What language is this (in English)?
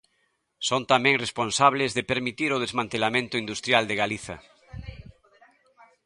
Galician